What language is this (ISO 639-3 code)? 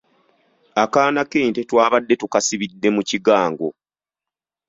lug